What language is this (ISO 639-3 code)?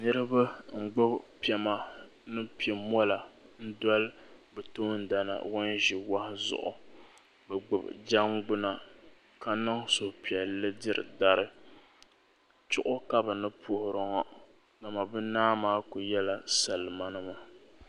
dag